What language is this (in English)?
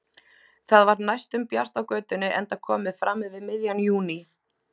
Icelandic